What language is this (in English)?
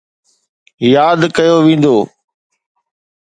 Sindhi